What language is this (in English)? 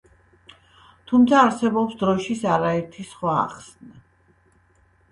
Georgian